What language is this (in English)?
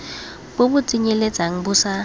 Tswana